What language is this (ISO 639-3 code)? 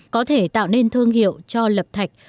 vie